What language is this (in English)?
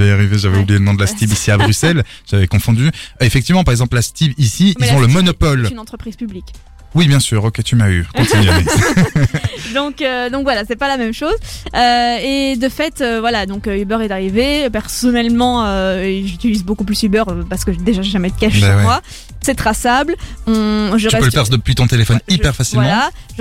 French